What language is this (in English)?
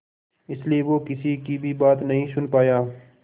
Hindi